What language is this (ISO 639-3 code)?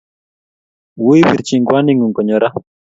kln